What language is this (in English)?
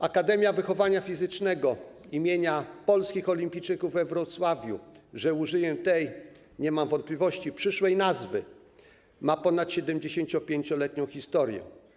Polish